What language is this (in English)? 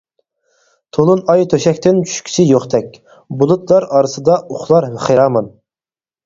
Uyghur